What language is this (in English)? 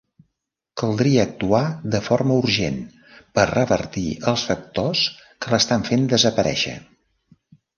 Catalan